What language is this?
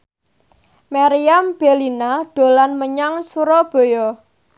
Javanese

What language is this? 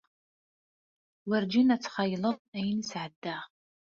Kabyle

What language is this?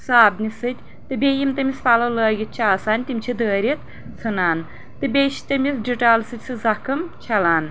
Kashmiri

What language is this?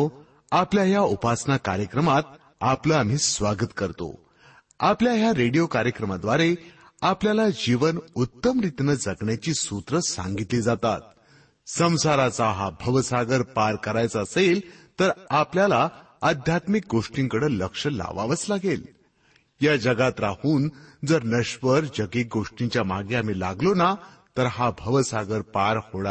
Marathi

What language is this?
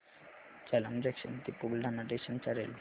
Marathi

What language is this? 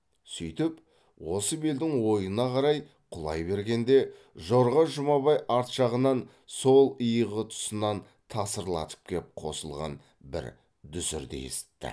Kazakh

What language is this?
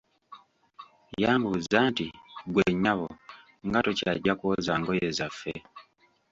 Ganda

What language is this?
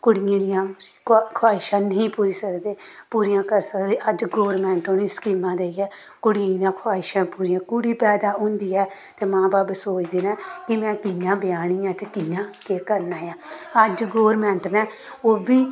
Dogri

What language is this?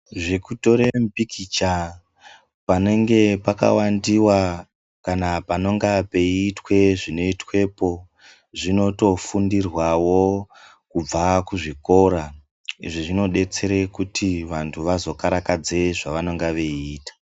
Ndau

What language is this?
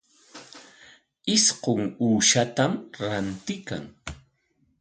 Corongo Ancash Quechua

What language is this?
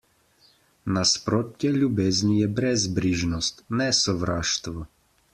Slovenian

